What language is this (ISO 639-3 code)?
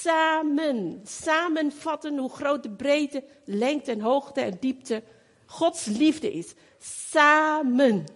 nld